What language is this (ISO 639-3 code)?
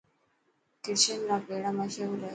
mki